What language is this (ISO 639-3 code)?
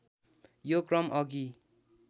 nep